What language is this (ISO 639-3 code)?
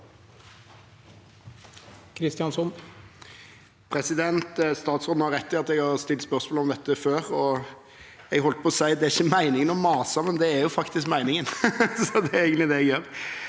nor